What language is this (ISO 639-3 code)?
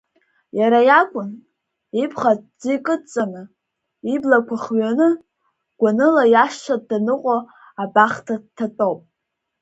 abk